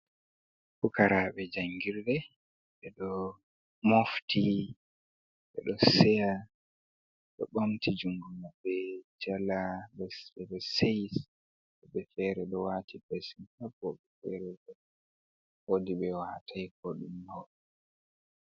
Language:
Fula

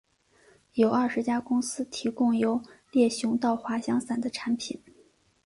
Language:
Chinese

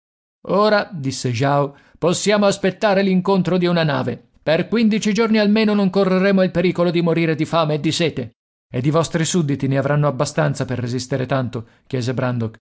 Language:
Italian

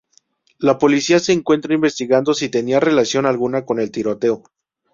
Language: Spanish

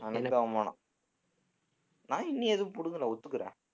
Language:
Tamil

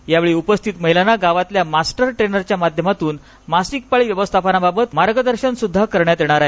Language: Marathi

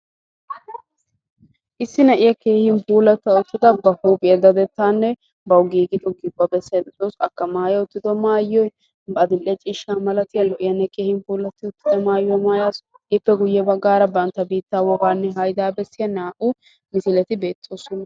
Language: Wolaytta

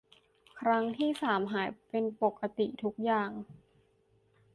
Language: Thai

